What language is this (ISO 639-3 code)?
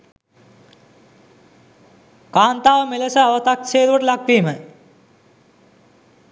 sin